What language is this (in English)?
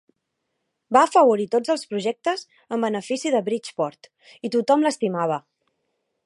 Catalan